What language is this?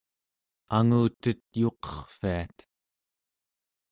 Central Yupik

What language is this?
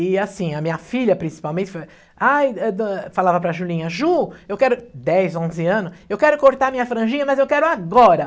Portuguese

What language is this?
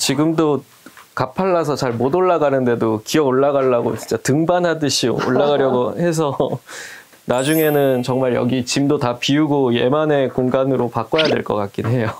Korean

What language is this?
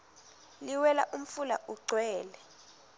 Swati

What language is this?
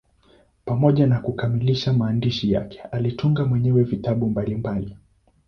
Swahili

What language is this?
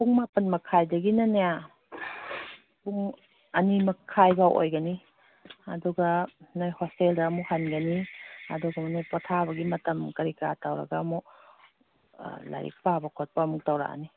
Manipuri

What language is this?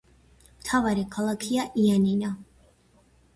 Georgian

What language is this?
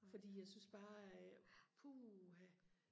Danish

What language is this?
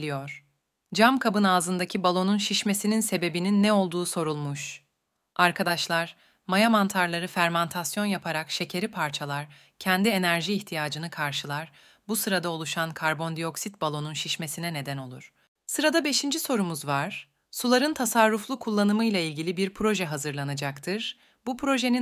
Turkish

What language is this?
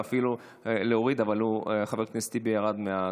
Hebrew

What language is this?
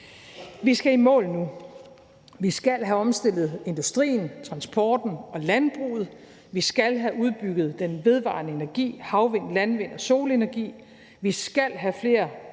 Danish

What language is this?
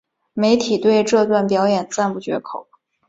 Chinese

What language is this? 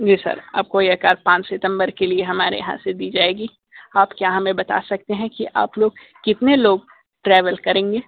Hindi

